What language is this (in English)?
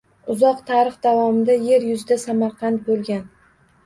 Uzbek